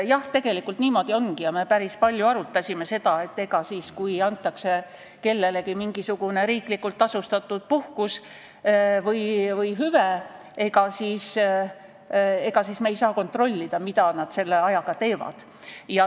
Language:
Estonian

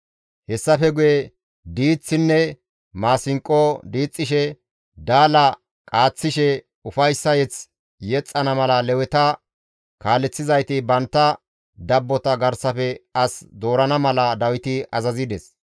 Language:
Gamo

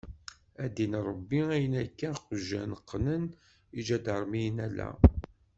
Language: Kabyle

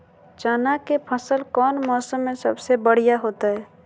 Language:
Magahi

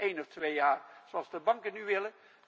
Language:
Dutch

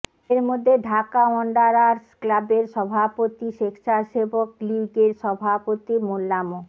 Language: Bangla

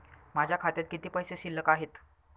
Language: Marathi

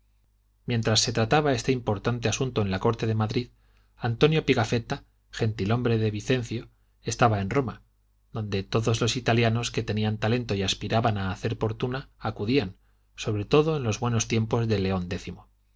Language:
Spanish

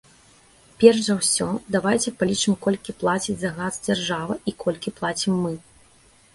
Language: Belarusian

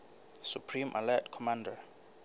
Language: Southern Sotho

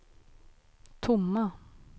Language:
Swedish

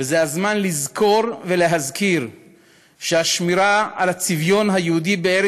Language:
Hebrew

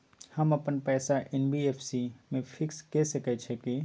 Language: Maithili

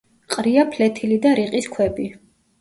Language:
Georgian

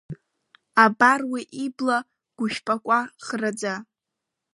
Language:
Abkhazian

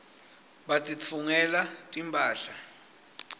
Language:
Swati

